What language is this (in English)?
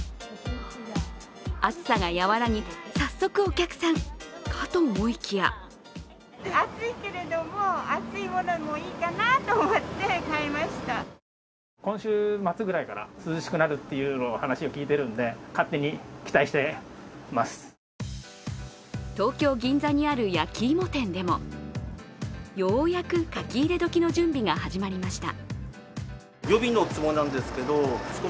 Japanese